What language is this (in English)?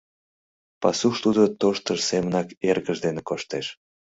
Mari